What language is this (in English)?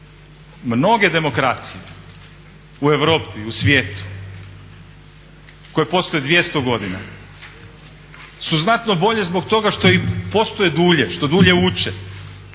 Croatian